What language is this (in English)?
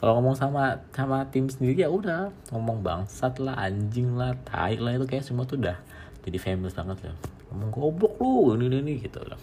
Indonesian